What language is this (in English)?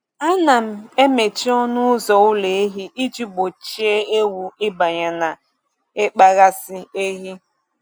Igbo